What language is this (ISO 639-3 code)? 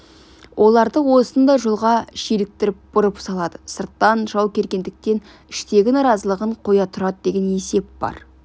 kaz